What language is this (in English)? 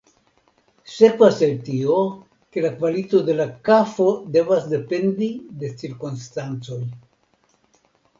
Esperanto